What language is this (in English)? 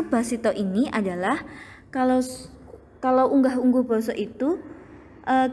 Indonesian